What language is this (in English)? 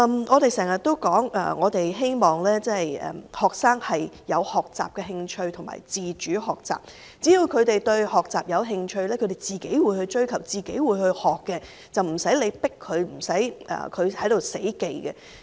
Cantonese